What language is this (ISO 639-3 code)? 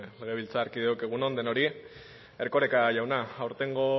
eus